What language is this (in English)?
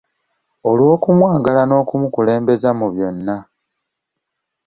Ganda